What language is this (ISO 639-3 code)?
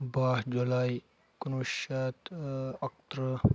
kas